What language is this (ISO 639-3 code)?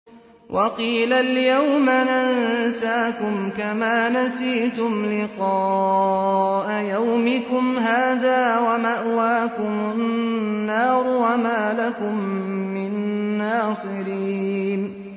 ara